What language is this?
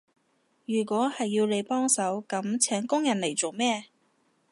Cantonese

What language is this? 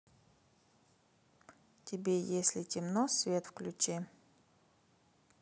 Russian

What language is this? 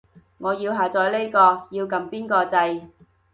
Cantonese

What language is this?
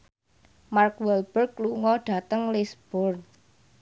Javanese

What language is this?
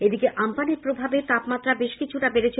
Bangla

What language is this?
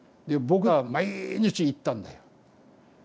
Japanese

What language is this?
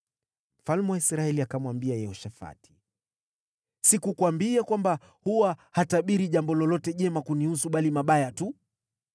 Swahili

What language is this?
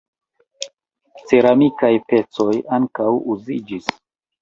Esperanto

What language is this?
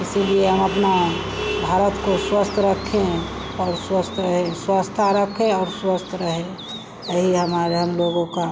Hindi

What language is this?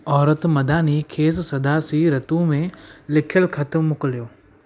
Sindhi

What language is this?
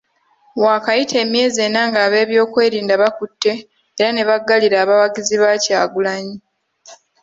Ganda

